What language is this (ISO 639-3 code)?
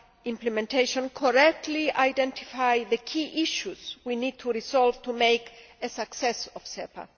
eng